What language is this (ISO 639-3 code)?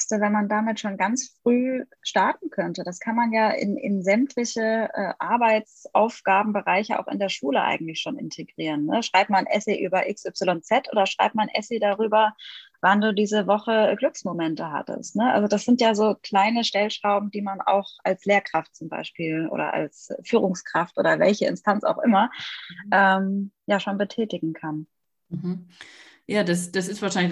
deu